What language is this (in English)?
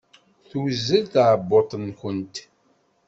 Kabyle